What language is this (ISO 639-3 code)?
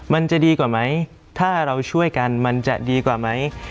tha